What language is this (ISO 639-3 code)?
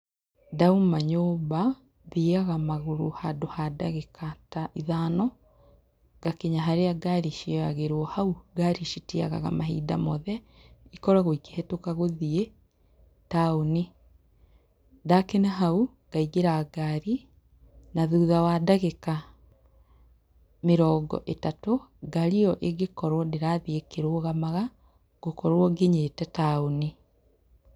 kik